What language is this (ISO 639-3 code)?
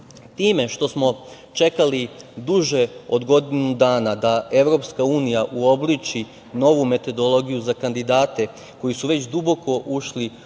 srp